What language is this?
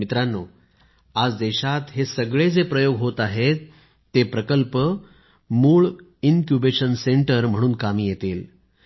Marathi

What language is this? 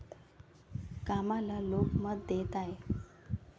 Marathi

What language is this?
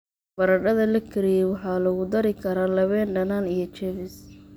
Somali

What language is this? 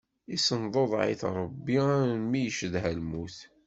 Kabyle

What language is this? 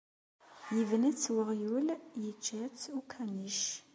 Kabyle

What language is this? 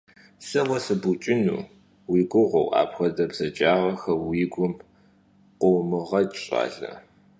Kabardian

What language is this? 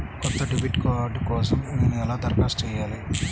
Telugu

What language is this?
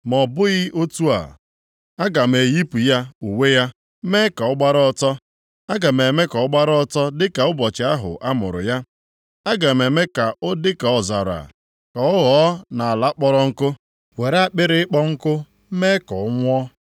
Igbo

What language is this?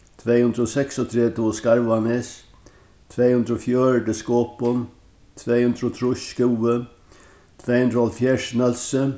Faroese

